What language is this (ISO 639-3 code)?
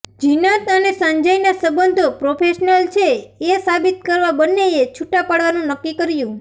guj